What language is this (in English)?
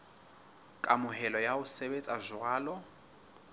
Southern Sotho